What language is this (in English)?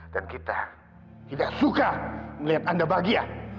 Indonesian